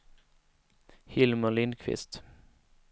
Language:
Swedish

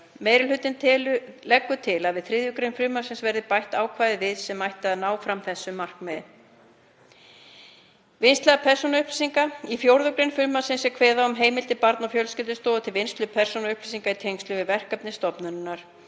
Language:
Icelandic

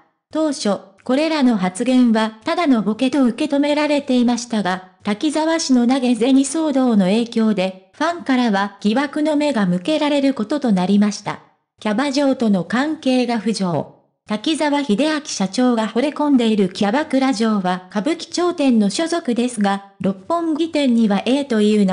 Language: Japanese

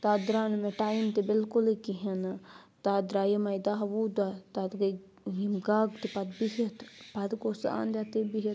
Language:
Kashmiri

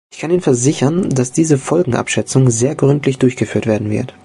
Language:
German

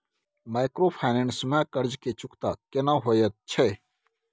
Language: Maithili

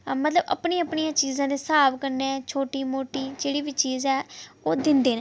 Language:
Dogri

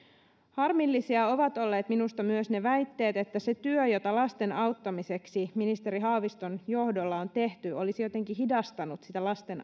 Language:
Finnish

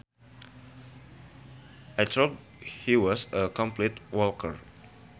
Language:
Sundanese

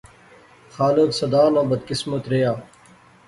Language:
Pahari-Potwari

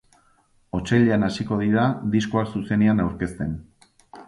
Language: Basque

